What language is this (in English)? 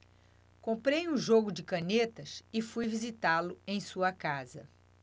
Portuguese